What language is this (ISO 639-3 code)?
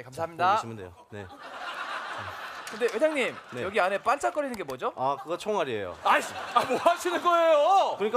kor